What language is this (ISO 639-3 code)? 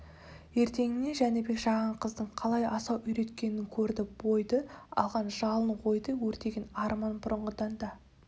kaz